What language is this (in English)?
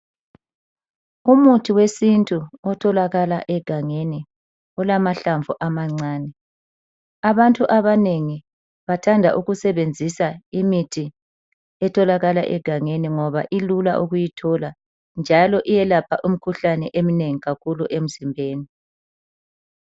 North Ndebele